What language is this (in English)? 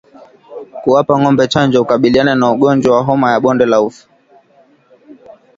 Swahili